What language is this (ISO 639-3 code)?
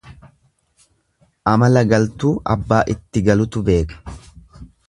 orm